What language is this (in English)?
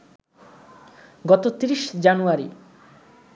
Bangla